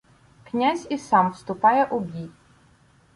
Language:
Ukrainian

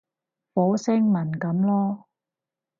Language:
Cantonese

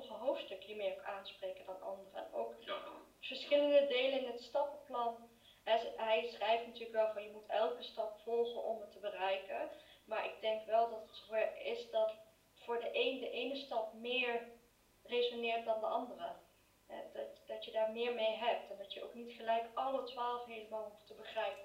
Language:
Dutch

